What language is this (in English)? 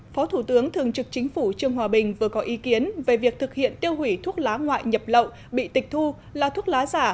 Vietnamese